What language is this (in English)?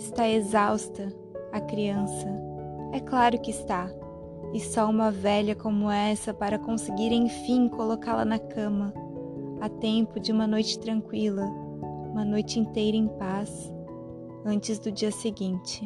Portuguese